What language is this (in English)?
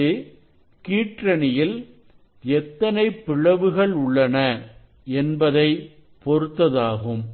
Tamil